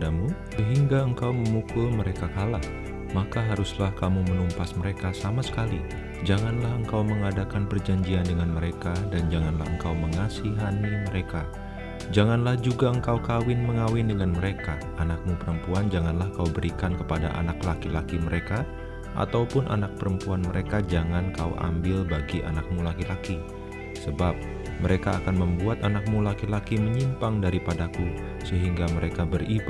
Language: Indonesian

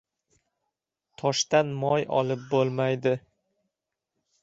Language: Uzbek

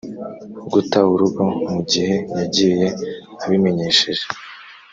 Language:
Kinyarwanda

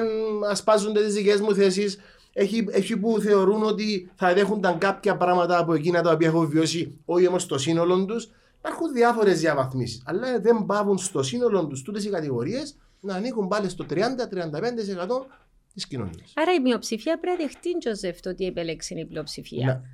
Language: Greek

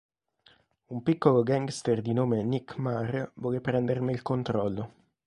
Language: Italian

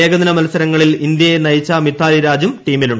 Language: Malayalam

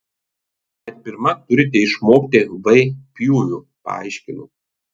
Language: Lithuanian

